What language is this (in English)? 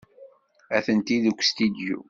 Kabyle